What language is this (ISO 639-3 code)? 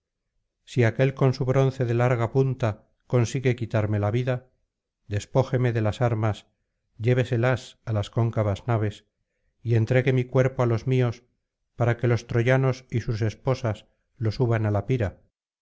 spa